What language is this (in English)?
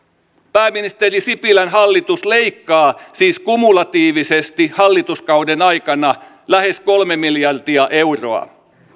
Finnish